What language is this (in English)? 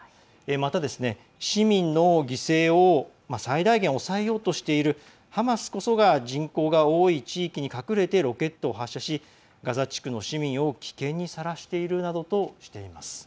Japanese